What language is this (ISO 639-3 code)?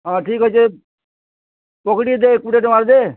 ori